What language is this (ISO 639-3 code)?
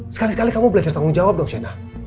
ind